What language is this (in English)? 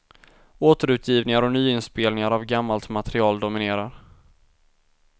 Swedish